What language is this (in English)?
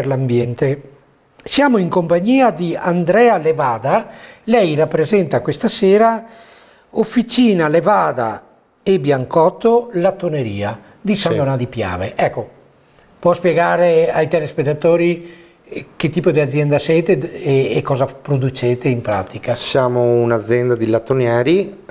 Italian